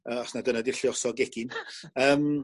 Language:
Welsh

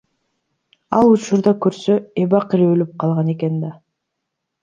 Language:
Kyrgyz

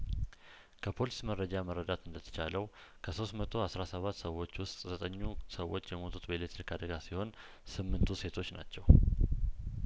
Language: Amharic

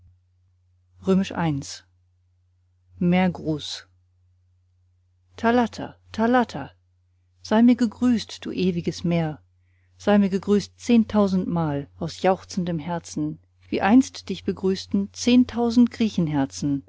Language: German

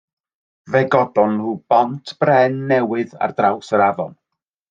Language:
Welsh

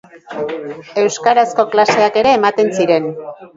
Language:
Basque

